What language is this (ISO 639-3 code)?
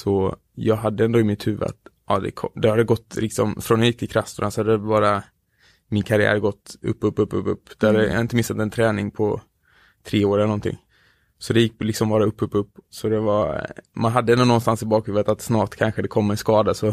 swe